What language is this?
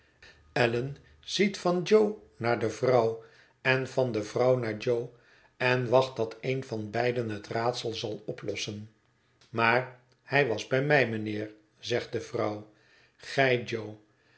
Dutch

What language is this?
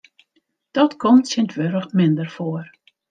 Western Frisian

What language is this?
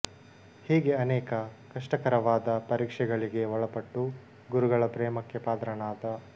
Kannada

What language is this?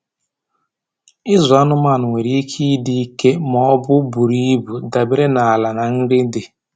Igbo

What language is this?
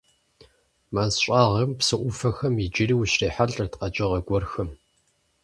Kabardian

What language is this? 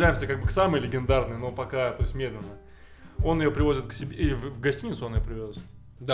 Russian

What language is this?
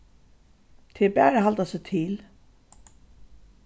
Faroese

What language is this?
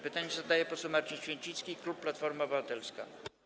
Polish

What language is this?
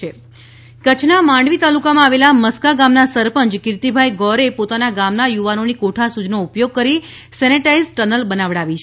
Gujarati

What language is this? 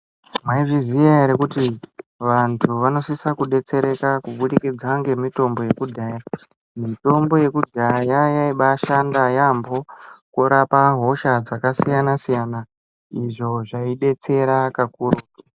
Ndau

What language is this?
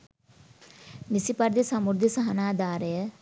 Sinhala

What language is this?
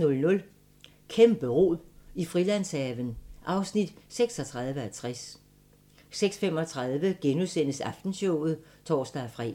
Danish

